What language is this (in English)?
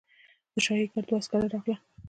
Pashto